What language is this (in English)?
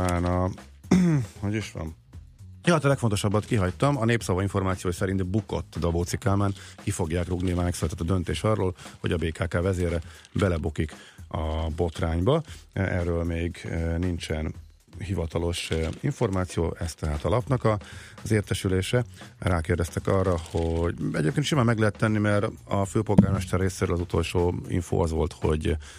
Hungarian